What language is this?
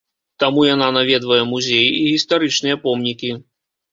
Belarusian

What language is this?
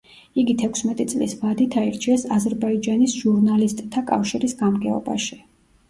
Georgian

